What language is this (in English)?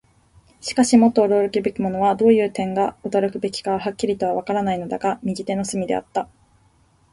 Japanese